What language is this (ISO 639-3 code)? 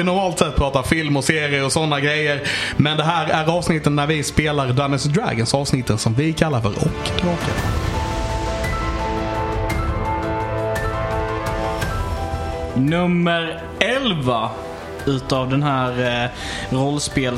swe